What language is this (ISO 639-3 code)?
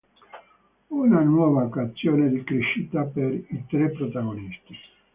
ita